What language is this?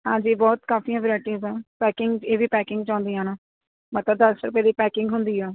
Punjabi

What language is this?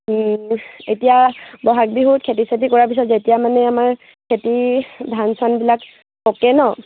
Assamese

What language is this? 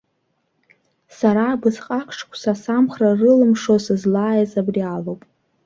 Abkhazian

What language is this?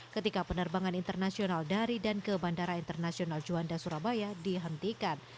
Indonesian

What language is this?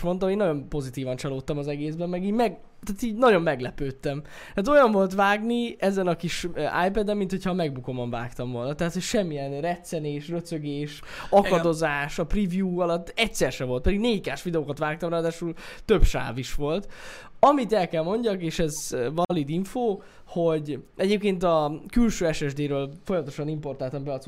Hungarian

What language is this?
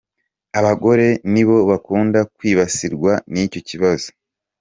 Kinyarwanda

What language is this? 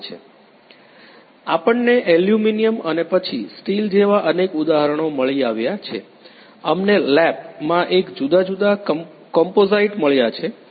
Gujarati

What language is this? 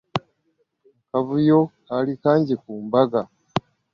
Ganda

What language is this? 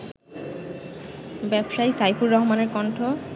Bangla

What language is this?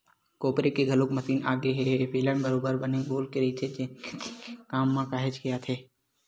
Chhattisgarhi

